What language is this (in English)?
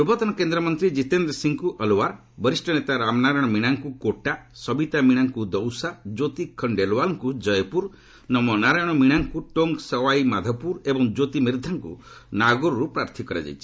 Odia